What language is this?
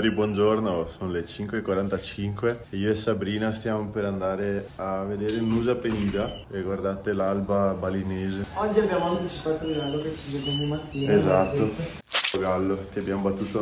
Italian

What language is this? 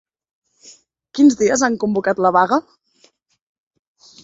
Catalan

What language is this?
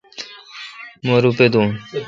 Kalkoti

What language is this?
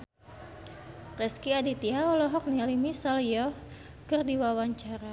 Sundanese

